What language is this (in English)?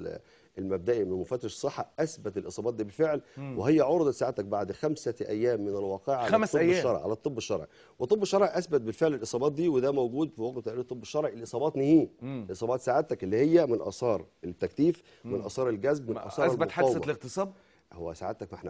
Arabic